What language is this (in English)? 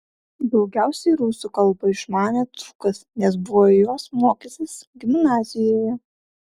Lithuanian